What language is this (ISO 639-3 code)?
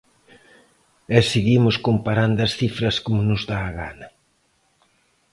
glg